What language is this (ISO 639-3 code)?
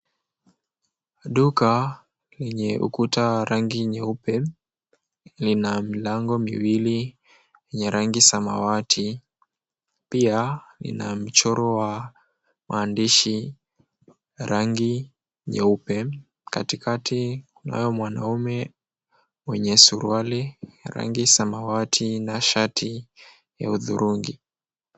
swa